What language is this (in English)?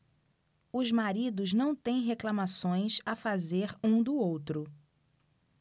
Portuguese